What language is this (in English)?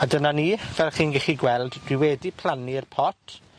Welsh